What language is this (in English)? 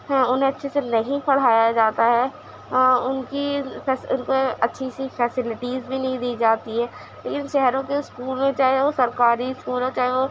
Urdu